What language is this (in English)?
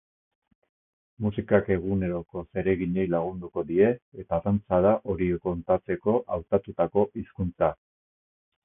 Basque